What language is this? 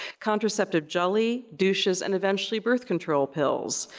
English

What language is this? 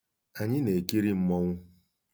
Igbo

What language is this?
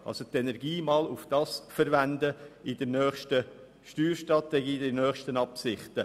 Swiss German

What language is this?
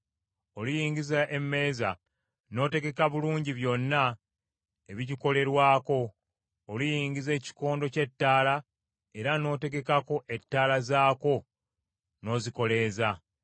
Ganda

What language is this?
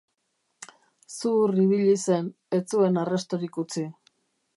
Basque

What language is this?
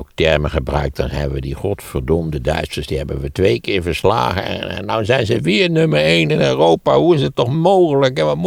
Dutch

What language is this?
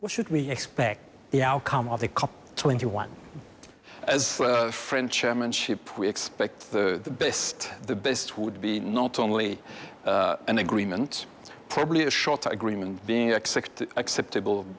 Thai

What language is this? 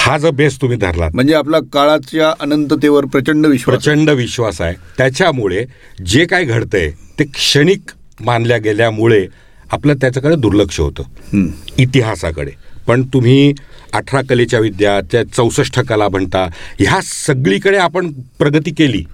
Marathi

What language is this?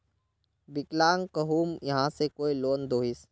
Magahi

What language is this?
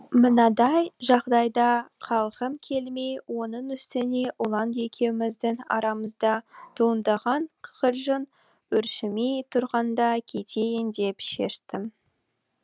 Kazakh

